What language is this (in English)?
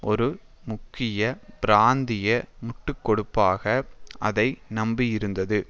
Tamil